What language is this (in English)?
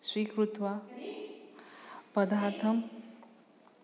Sanskrit